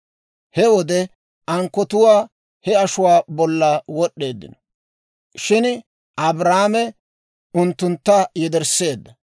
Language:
Dawro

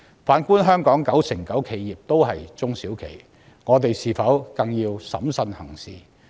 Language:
Cantonese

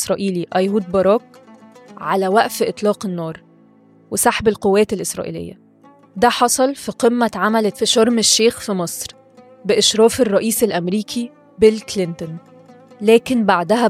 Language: Arabic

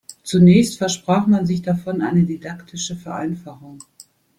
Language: German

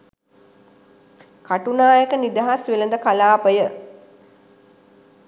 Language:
Sinhala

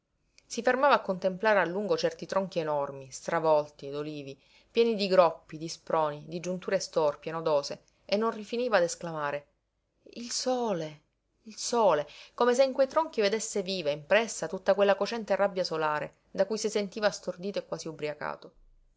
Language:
Italian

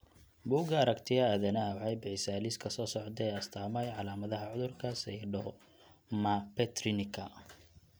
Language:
Somali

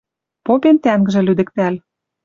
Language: Western Mari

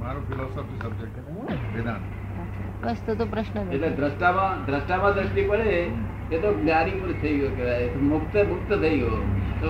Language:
Gujarati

